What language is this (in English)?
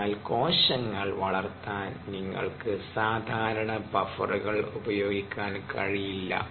Malayalam